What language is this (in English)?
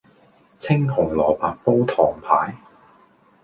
Cantonese